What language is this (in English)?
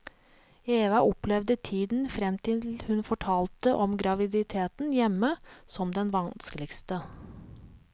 Norwegian